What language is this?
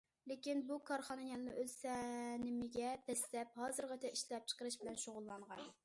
Uyghur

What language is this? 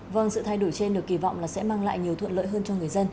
Vietnamese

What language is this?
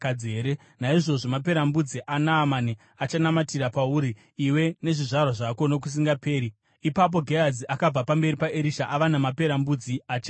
Shona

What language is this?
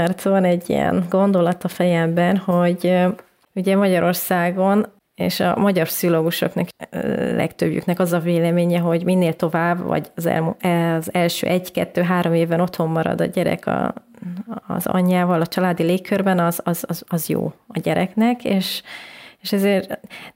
Hungarian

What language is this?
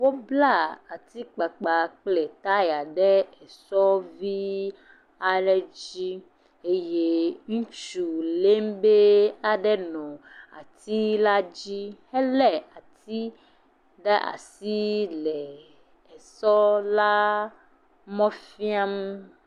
Ewe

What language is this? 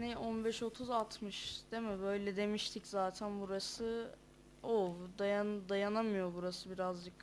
Turkish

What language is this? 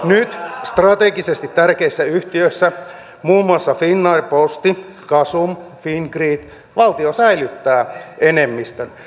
Finnish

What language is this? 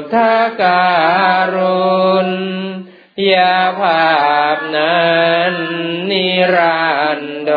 Thai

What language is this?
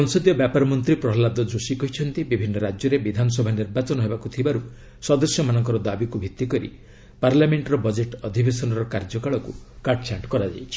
Odia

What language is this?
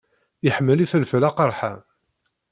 Kabyle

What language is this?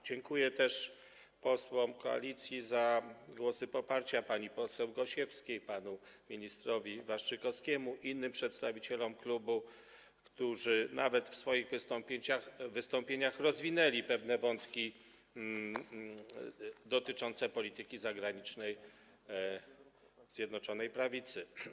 Polish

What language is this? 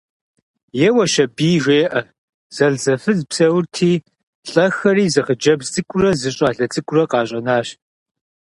Kabardian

